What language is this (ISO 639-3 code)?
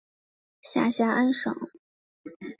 zho